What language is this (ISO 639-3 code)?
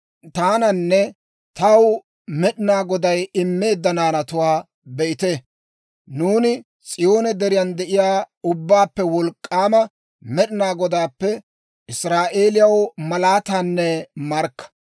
dwr